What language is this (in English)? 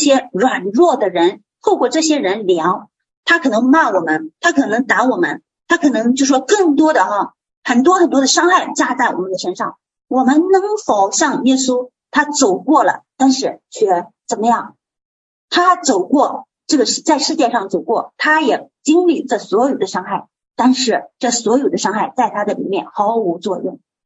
Chinese